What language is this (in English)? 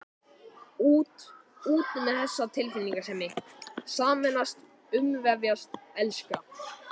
Icelandic